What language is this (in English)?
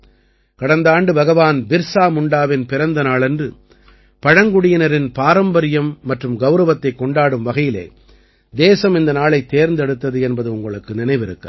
Tamil